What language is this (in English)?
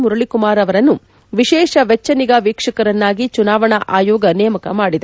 Kannada